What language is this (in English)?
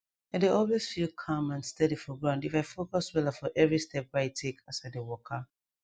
Nigerian Pidgin